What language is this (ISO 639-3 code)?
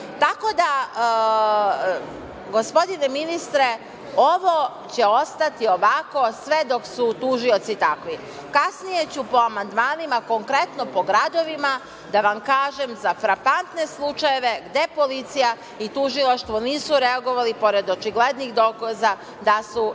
srp